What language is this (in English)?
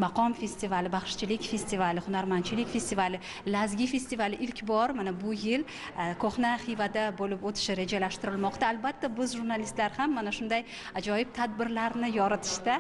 Turkish